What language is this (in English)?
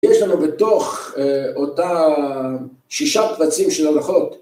Hebrew